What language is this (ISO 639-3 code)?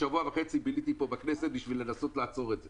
heb